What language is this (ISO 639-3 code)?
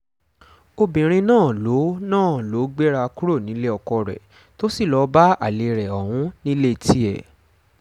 yor